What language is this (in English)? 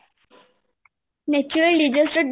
Odia